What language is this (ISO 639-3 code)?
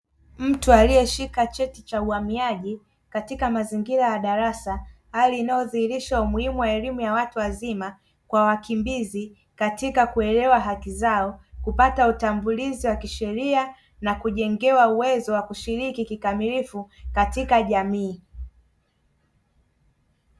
swa